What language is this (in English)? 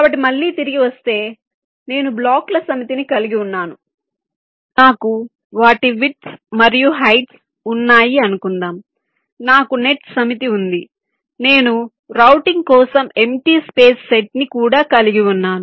Telugu